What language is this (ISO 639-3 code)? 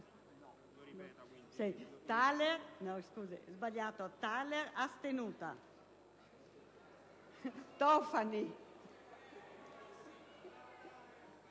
ita